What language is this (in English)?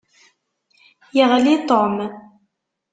Kabyle